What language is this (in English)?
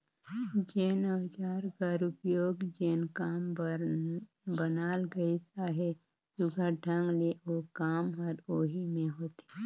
Chhattisgarhi